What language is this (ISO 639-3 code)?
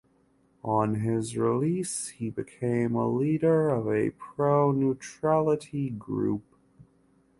eng